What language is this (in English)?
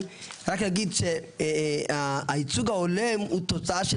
Hebrew